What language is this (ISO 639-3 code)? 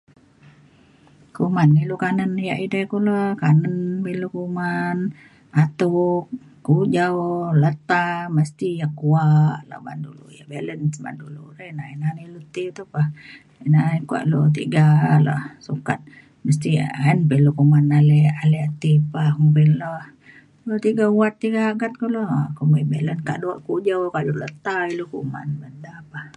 xkl